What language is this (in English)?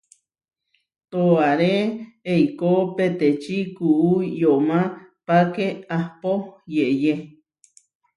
Huarijio